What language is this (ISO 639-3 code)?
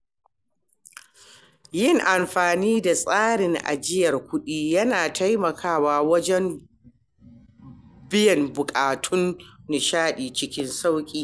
hau